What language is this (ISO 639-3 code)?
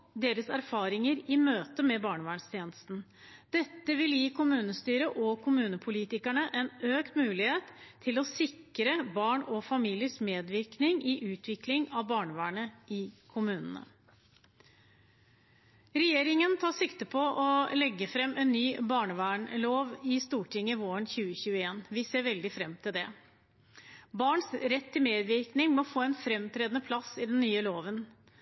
nob